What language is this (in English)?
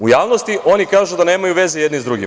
Serbian